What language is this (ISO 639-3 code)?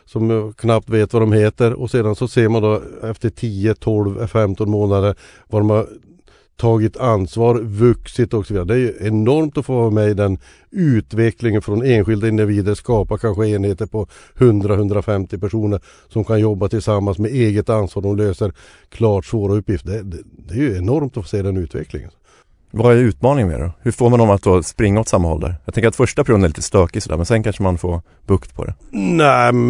swe